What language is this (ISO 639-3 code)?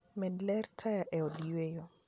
luo